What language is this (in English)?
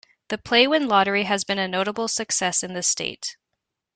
English